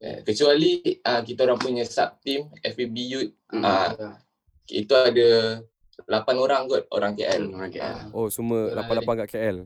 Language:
Malay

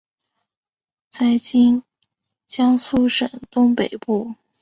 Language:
Chinese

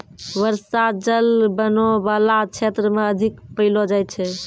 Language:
Maithili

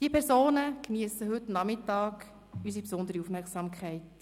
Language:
Swiss German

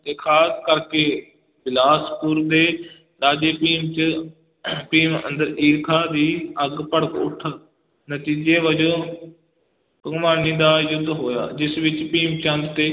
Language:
Punjabi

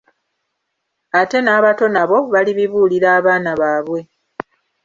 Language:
Ganda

